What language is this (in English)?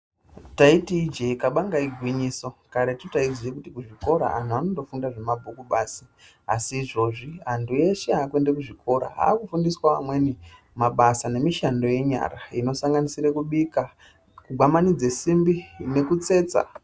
Ndau